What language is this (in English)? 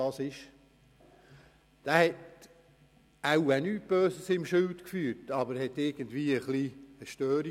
Swiss German